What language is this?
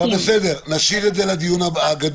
Hebrew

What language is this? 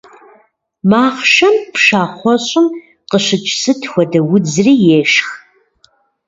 Kabardian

